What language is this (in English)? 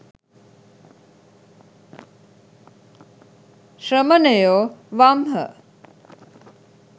Sinhala